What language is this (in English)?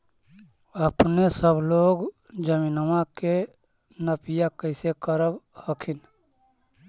Magahi